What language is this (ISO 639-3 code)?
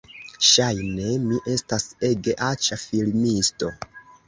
epo